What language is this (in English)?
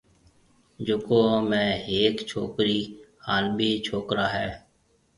Marwari (Pakistan)